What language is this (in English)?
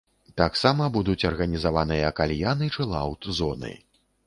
Belarusian